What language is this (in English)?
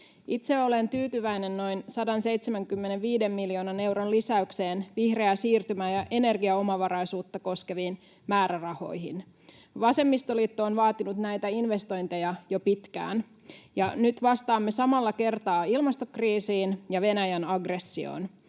Finnish